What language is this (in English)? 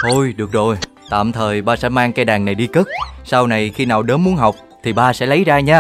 Vietnamese